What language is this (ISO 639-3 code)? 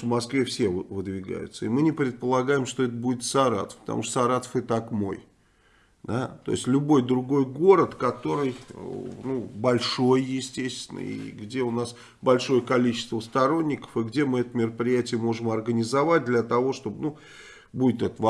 rus